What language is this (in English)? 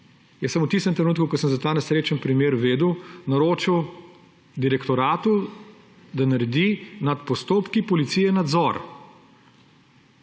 Slovenian